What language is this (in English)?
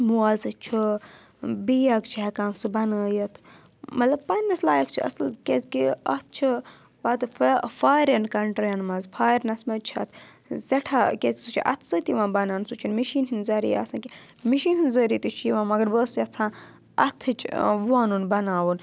Kashmiri